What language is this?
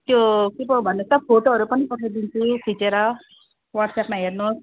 Nepali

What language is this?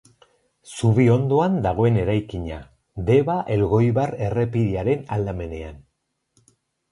Basque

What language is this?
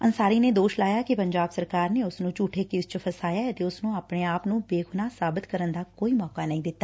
Punjabi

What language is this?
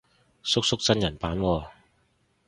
Cantonese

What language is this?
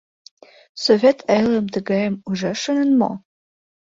Mari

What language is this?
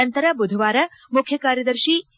Kannada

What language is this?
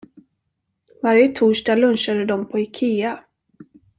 Swedish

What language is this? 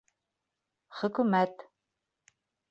Bashkir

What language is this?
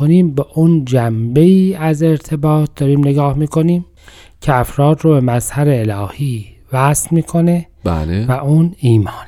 Persian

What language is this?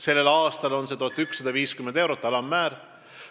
Estonian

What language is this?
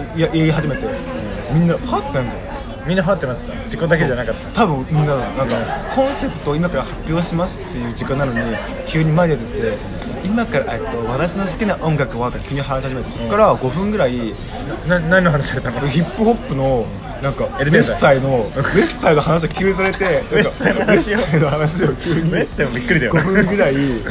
Japanese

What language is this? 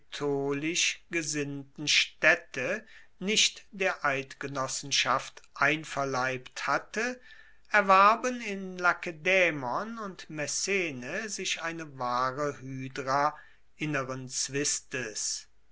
German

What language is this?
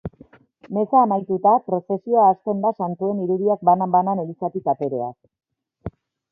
Basque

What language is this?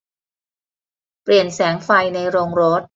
Thai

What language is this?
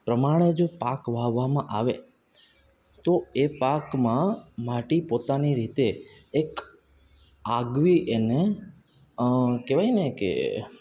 Gujarati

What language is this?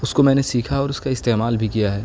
Urdu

